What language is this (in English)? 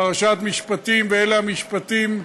Hebrew